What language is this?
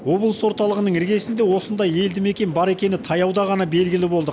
Kazakh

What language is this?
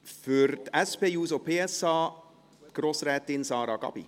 Swiss German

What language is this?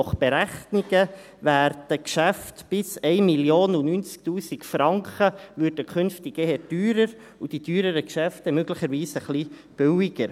Swiss German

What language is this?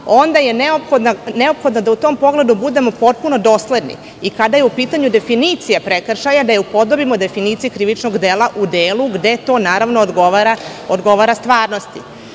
Serbian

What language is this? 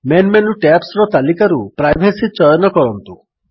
Odia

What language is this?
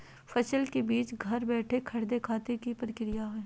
Magahi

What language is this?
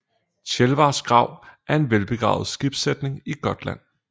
Danish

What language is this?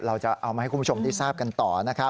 Thai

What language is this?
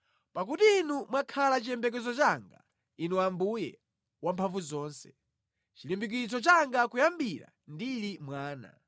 Nyanja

